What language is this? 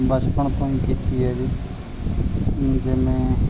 Punjabi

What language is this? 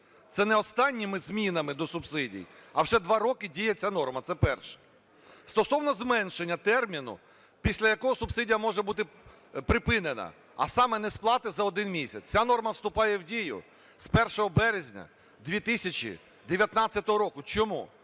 Ukrainian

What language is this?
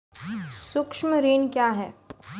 Maithili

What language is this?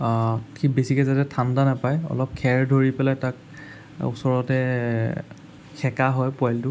Assamese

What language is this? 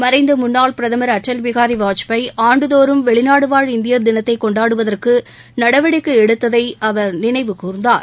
Tamil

